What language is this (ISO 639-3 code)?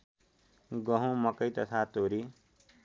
nep